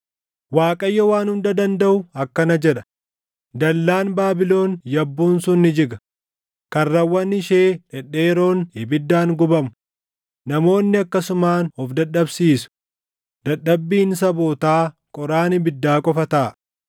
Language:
Oromo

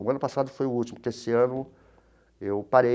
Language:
Portuguese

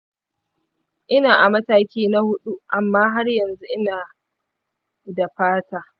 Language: Hausa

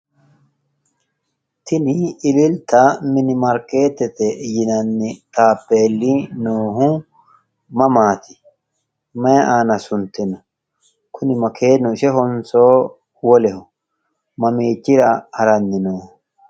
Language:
Sidamo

